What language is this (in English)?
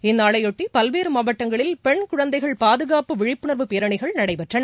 Tamil